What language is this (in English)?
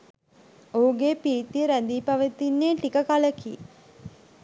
Sinhala